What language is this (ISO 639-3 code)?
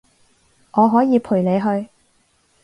yue